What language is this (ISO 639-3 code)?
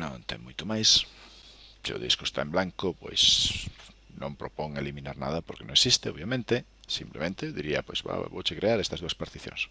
spa